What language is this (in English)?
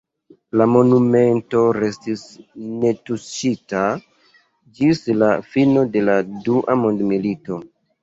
Esperanto